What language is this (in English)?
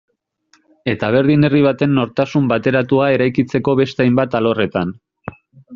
Basque